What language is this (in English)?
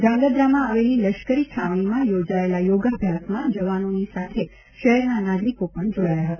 Gujarati